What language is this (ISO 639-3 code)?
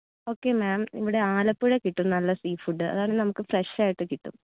mal